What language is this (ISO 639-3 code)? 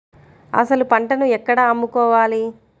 tel